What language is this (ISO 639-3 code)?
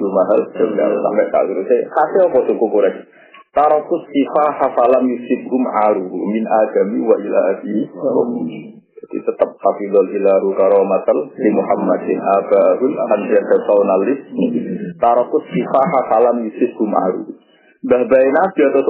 ind